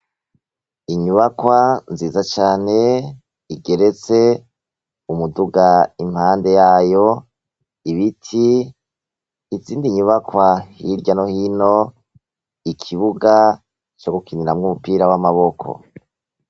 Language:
Rundi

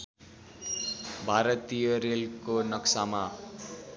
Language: Nepali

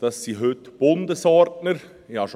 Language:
Swiss German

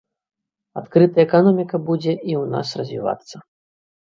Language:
Belarusian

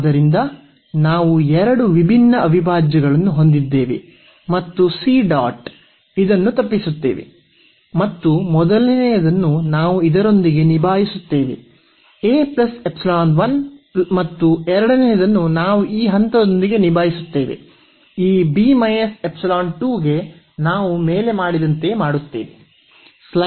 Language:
Kannada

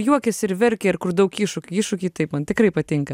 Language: Lithuanian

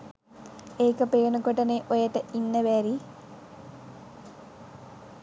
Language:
Sinhala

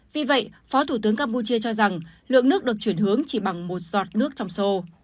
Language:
Vietnamese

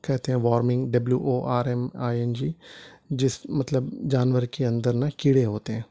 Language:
Urdu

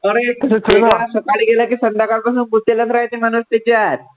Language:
Marathi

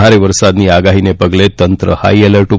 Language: Gujarati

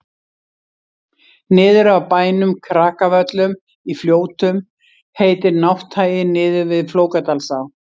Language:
Icelandic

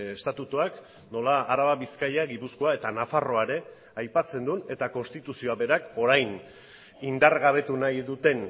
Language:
Basque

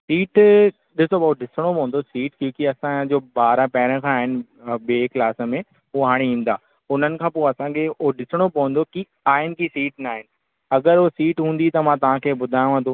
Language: Sindhi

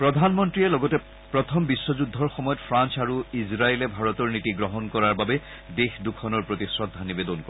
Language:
Assamese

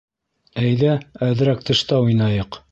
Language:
Bashkir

